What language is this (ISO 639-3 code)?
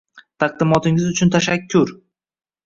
uzb